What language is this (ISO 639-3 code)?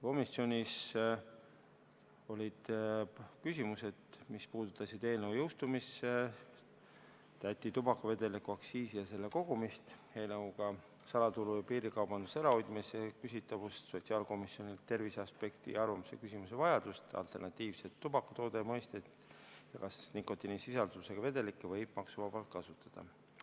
est